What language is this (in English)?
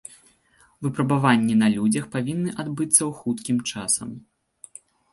Belarusian